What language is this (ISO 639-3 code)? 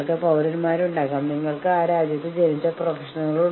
mal